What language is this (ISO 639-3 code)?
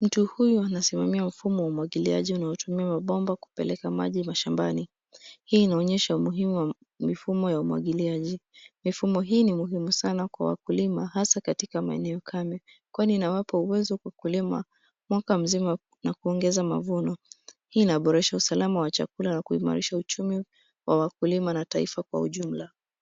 swa